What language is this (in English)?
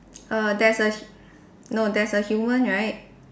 English